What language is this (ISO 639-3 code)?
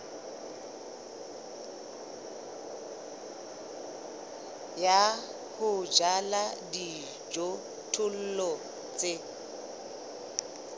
sot